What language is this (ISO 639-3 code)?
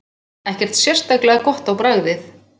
isl